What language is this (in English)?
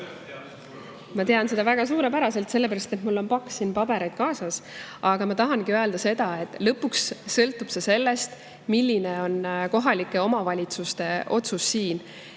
Estonian